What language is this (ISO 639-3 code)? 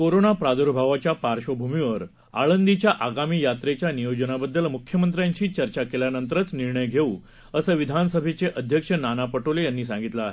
mar